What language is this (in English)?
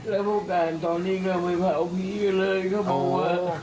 Thai